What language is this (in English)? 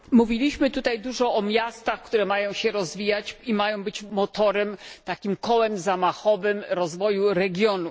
Polish